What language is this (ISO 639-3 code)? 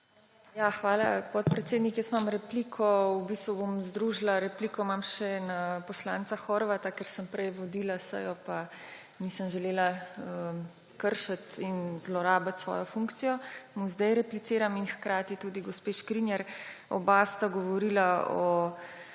slv